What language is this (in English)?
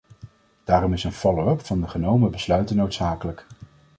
Dutch